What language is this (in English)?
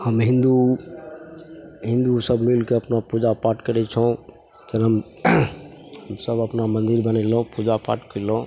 Maithili